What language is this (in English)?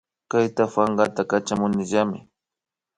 Imbabura Highland Quichua